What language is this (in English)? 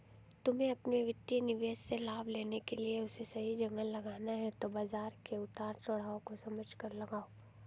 Hindi